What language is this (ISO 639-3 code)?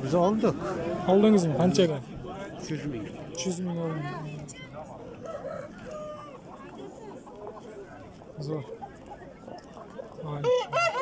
tur